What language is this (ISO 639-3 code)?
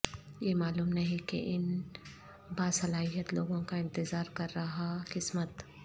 urd